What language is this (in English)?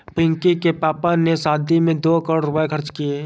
Hindi